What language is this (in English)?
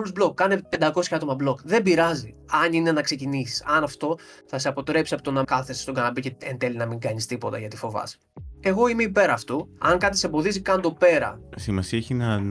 Greek